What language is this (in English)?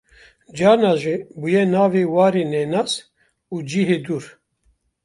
Kurdish